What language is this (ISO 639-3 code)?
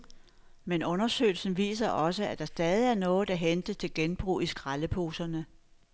dan